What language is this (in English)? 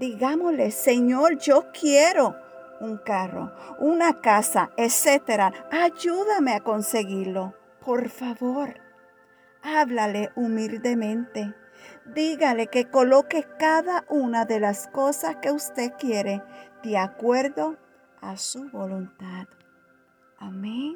Spanish